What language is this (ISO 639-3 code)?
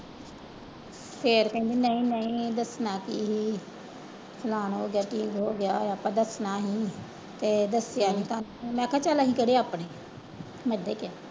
pan